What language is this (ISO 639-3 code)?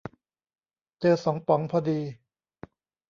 tha